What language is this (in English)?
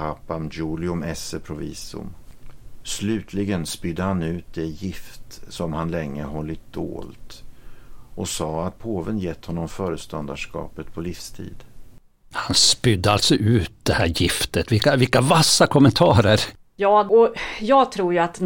Swedish